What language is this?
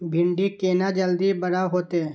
Maithili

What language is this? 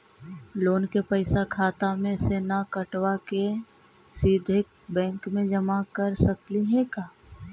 Magahi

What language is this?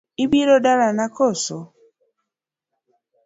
Luo (Kenya and Tanzania)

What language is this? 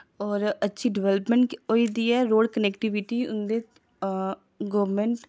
Dogri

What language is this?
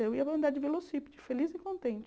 Portuguese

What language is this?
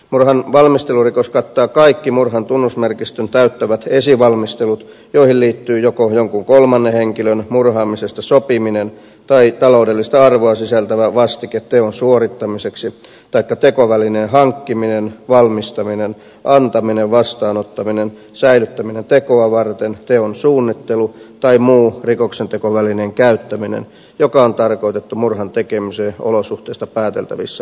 Finnish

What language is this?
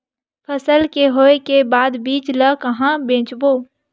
Chhattisgarhi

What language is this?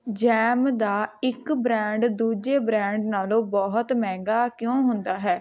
Punjabi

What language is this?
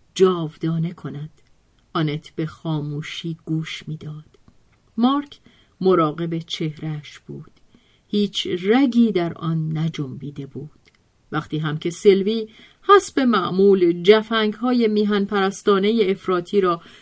Persian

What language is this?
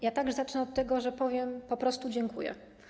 Polish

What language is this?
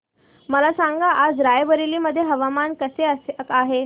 Marathi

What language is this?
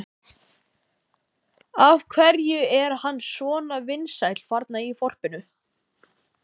Icelandic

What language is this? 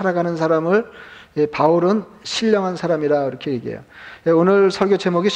Korean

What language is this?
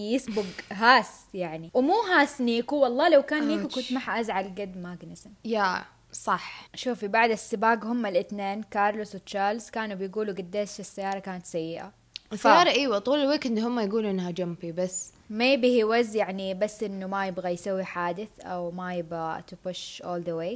Arabic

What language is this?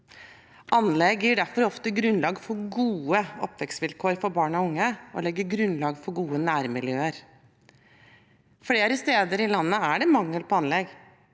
Norwegian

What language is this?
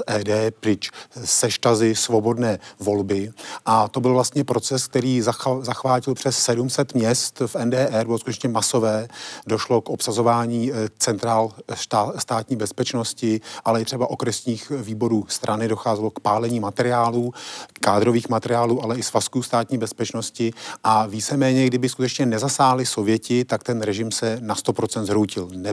Czech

